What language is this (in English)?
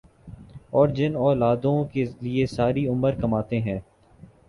Urdu